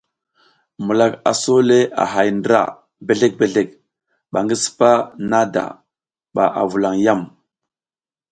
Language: South Giziga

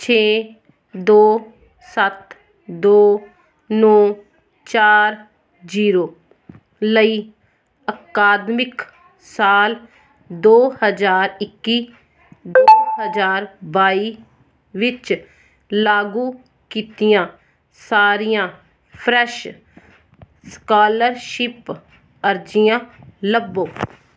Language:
Punjabi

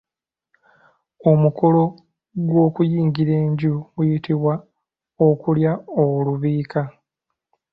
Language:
Ganda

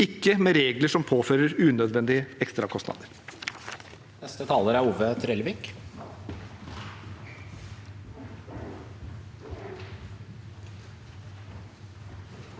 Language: Norwegian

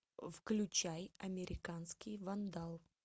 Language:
Russian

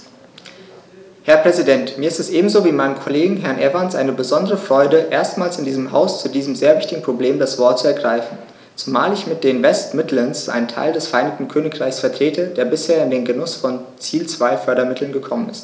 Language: German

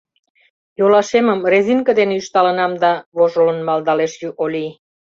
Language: Mari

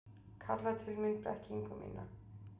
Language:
Icelandic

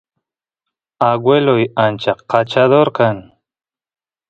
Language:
Santiago del Estero Quichua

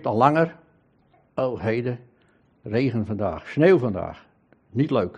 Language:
Dutch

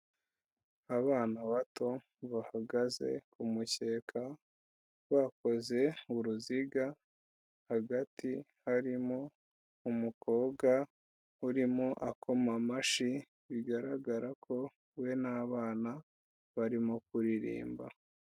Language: Kinyarwanda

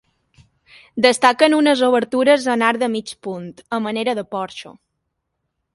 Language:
Catalan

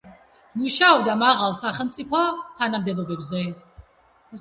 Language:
Georgian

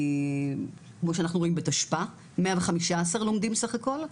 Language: Hebrew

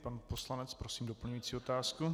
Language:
Czech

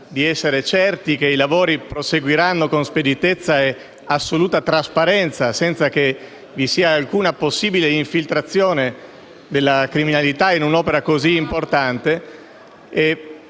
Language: Italian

